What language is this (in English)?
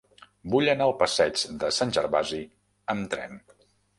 Catalan